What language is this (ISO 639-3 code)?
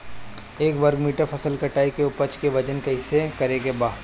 bho